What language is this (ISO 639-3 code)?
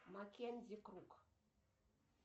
rus